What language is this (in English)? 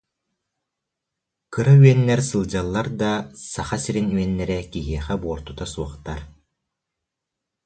Yakut